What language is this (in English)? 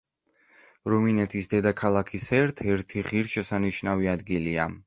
Georgian